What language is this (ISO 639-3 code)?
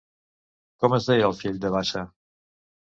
cat